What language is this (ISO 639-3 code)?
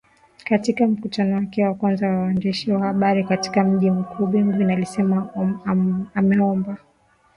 swa